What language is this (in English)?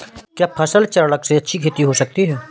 Hindi